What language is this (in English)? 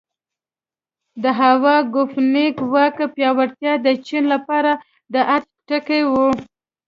Pashto